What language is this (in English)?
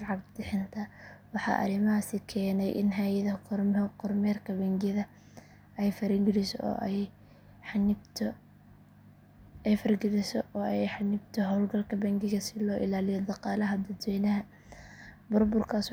Somali